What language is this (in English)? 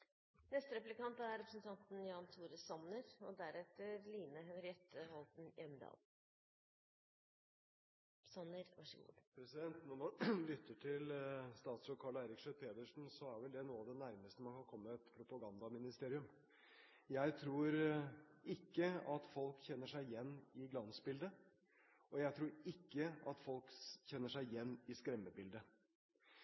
Norwegian Bokmål